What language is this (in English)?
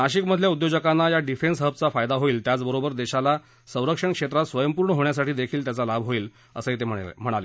Marathi